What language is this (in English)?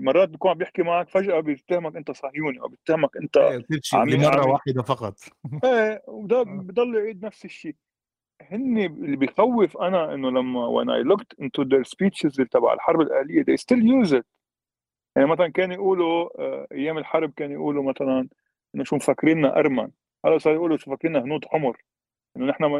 Arabic